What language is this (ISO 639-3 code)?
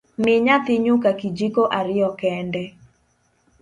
luo